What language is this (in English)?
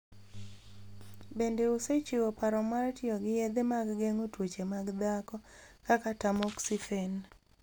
Luo (Kenya and Tanzania)